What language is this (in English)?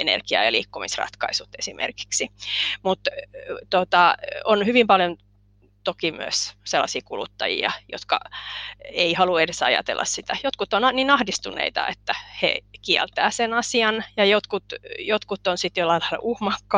Finnish